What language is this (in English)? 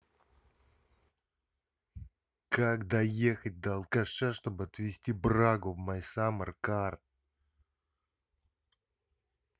Russian